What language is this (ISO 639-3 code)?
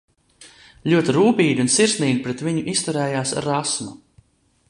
lav